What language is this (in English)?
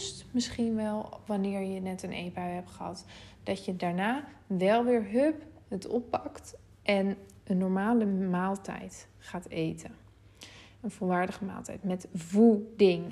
Dutch